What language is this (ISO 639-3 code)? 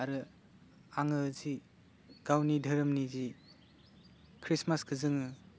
brx